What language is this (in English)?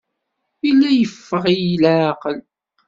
Kabyle